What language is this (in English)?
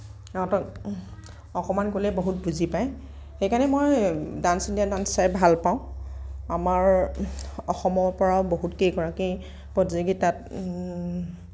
Assamese